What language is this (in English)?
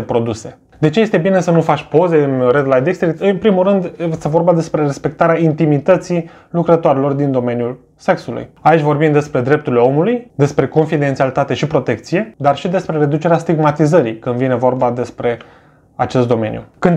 Romanian